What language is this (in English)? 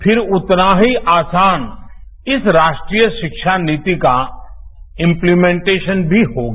Hindi